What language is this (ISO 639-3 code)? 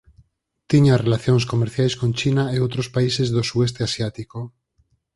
glg